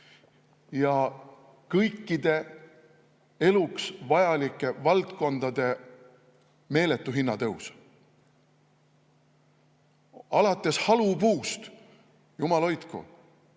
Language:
Estonian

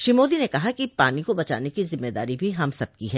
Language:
Hindi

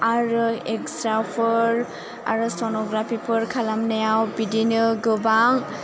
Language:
Bodo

